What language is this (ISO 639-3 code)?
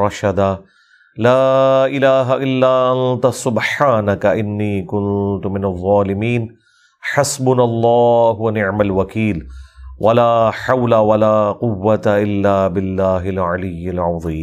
urd